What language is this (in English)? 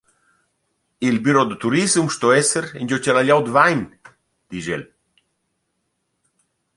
Romansh